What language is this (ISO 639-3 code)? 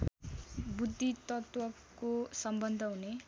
nep